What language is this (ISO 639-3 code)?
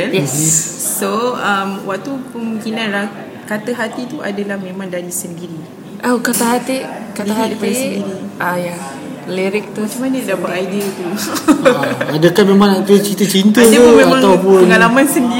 msa